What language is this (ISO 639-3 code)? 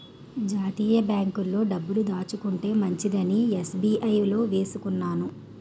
tel